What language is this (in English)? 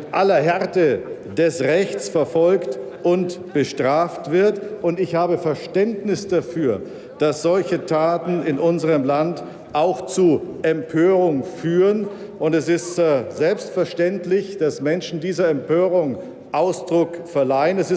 German